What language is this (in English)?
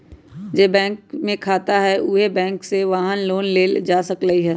Magahi